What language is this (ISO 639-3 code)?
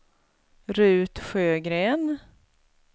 swe